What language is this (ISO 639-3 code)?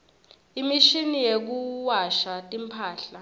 ssw